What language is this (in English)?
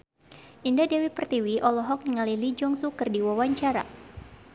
Sundanese